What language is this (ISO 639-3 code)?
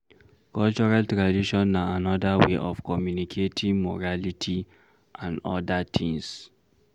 pcm